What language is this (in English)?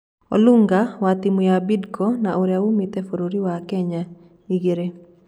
Kikuyu